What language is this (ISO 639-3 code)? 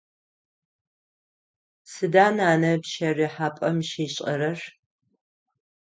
ady